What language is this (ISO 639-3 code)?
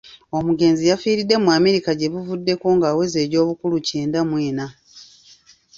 lug